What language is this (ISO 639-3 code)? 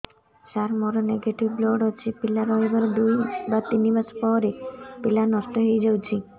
ori